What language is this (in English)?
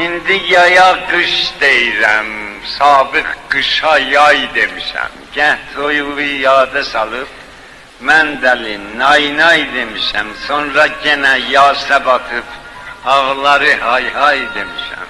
Turkish